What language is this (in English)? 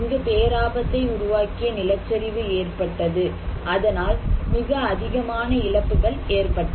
Tamil